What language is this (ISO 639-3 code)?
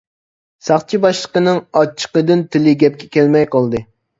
uig